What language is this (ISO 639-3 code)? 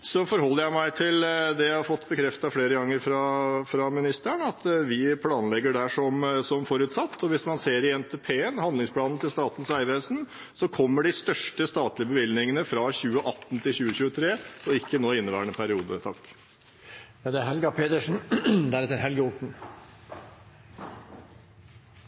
nob